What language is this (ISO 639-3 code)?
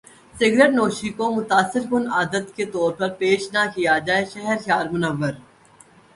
urd